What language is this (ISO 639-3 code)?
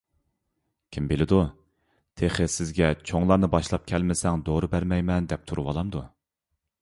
uig